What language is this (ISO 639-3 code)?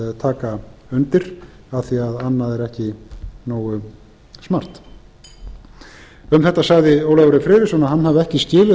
isl